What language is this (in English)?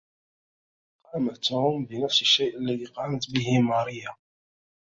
Arabic